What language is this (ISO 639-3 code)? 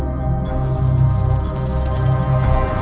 vie